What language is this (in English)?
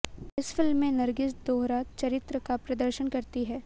Hindi